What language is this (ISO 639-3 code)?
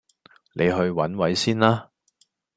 yue